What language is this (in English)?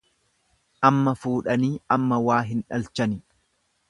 Oromo